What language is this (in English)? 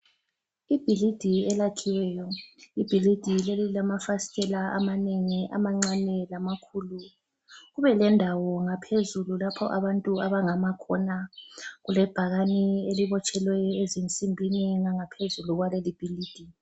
North Ndebele